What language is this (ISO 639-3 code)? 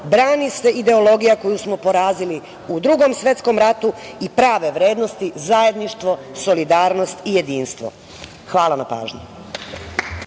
srp